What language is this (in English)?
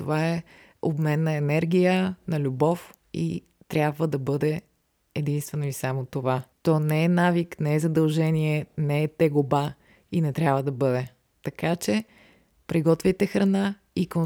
Bulgarian